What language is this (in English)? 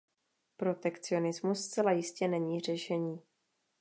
Czech